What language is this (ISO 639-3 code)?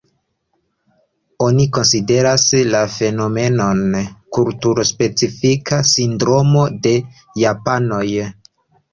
epo